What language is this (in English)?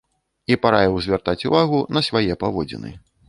Belarusian